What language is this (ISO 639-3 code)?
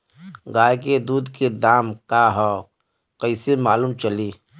bho